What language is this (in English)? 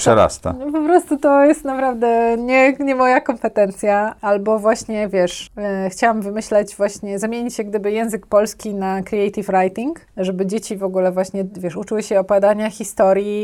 Polish